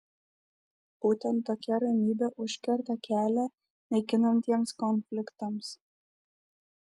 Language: Lithuanian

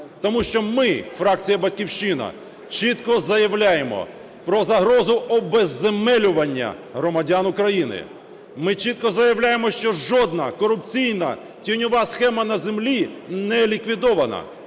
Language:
Ukrainian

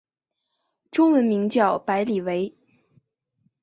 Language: Chinese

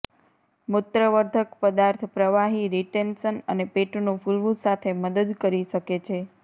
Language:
Gujarati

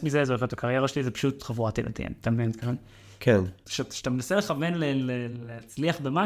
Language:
Hebrew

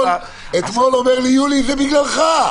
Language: Hebrew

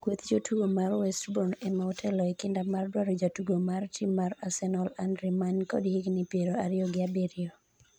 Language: Luo (Kenya and Tanzania)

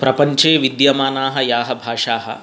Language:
Sanskrit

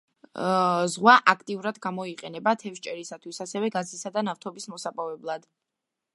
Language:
Georgian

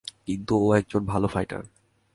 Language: Bangla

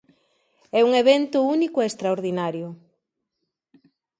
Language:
Galician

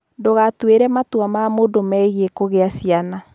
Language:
Kikuyu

